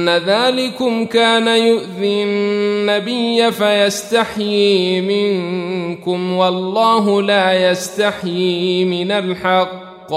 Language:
Arabic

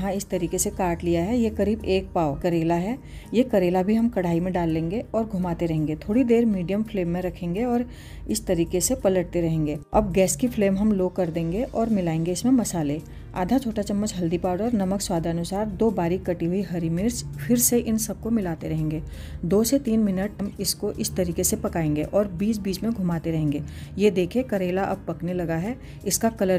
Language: Hindi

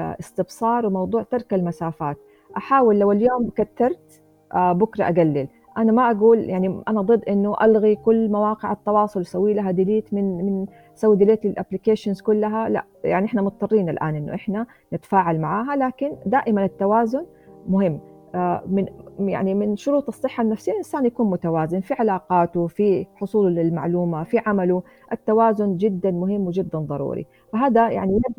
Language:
Arabic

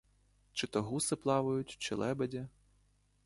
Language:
Ukrainian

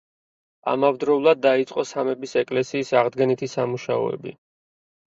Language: Georgian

